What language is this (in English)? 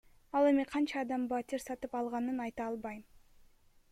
Kyrgyz